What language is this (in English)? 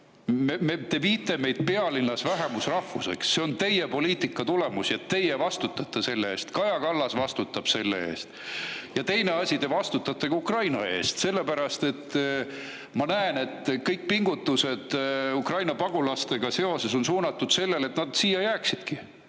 Estonian